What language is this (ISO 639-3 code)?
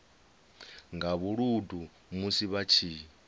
ven